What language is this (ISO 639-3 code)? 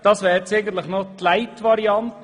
gsw